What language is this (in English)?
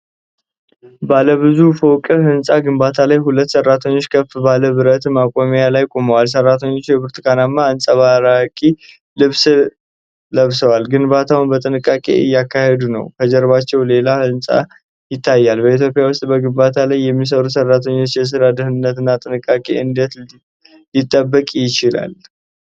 Amharic